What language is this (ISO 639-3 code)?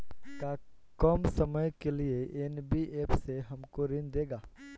bho